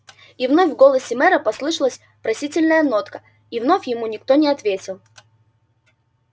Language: Russian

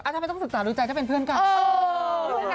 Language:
Thai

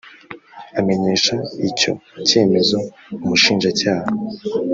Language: Kinyarwanda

